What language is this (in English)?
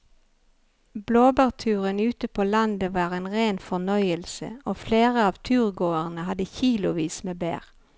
Norwegian